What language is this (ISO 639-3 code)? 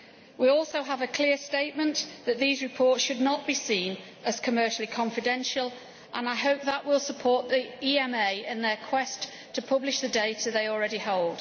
eng